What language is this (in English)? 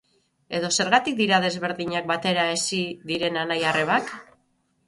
Basque